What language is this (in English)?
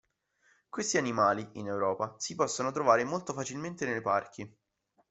Italian